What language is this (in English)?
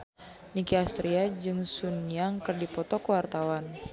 Sundanese